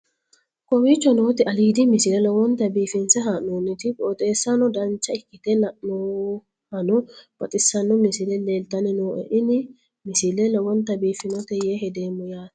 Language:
Sidamo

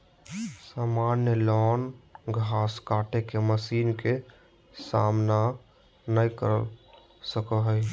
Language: Magahi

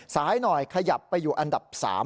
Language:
Thai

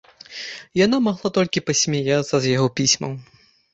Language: Belarusian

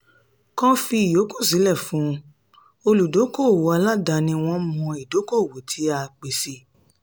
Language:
Yoruba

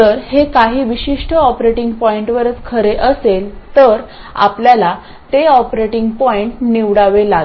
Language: Marathi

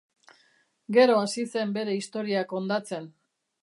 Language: Basque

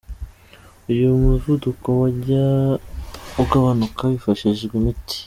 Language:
Kinyarwanda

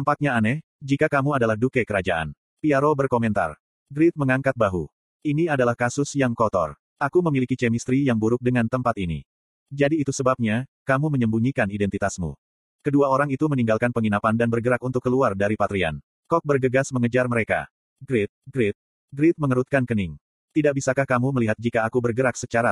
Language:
Indonesian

